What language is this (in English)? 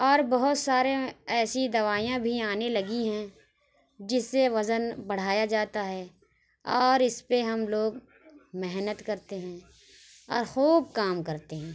Urdu